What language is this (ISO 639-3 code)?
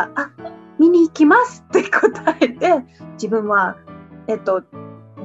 jpn